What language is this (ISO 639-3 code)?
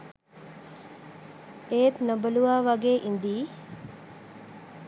sin